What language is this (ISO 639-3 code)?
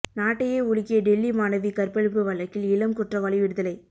tam